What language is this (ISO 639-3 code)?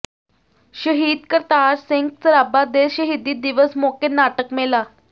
pan